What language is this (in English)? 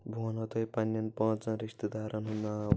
Kashmiri